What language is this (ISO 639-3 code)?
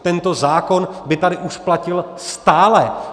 ces